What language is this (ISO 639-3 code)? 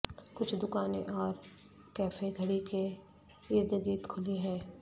urd